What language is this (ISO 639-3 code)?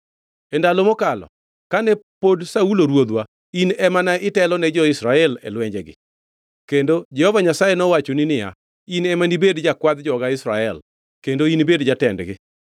luo